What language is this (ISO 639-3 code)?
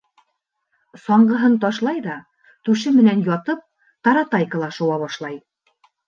bak